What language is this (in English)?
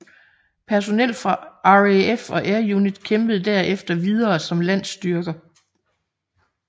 Danish